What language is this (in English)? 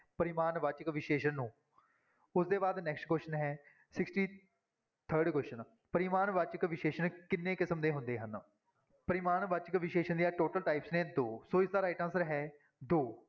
Punjabi